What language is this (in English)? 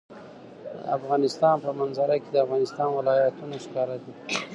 Pashto